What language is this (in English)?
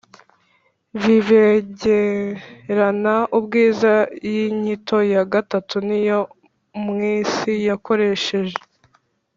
Kinyarwanda